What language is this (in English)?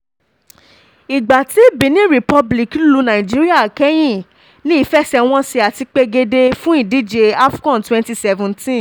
Yoruba